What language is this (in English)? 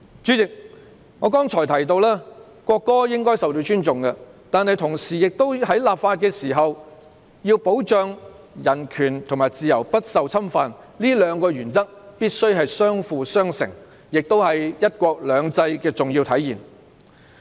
Cantonese